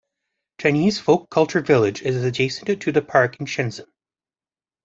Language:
English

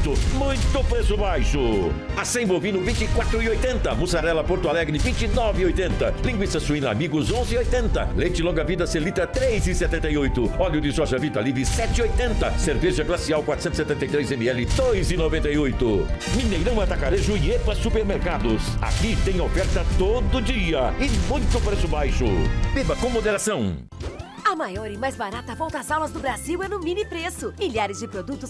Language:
Portuguese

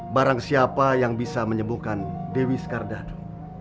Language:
Indonesian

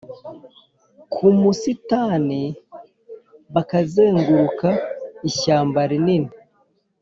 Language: Kinyarwanda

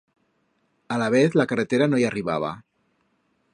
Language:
Aragonese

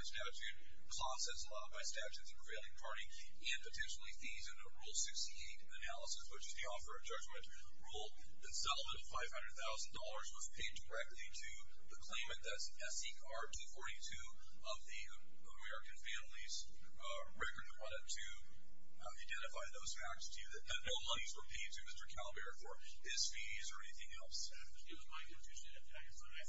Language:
English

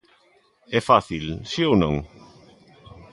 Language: Galician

